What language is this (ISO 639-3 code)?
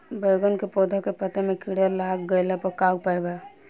bho